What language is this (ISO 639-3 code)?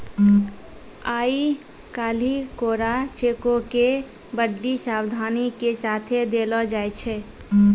mai